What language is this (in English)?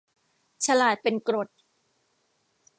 Thai